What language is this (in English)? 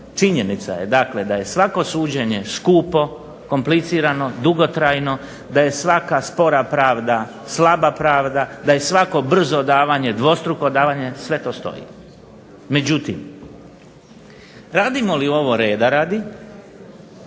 Croatian